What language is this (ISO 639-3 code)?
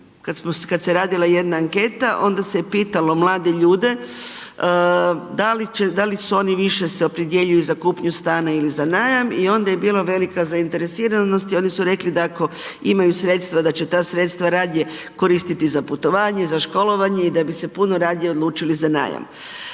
hrv